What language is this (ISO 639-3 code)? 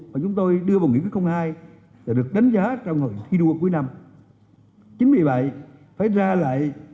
vie